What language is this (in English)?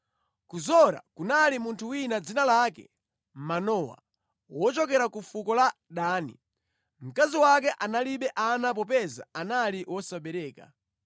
Nyanja